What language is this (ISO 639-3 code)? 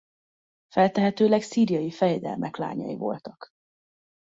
hun